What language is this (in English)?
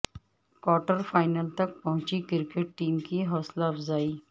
Urdu